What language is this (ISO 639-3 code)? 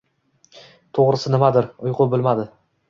uzb